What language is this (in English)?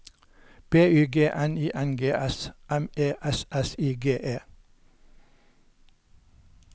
Norwegian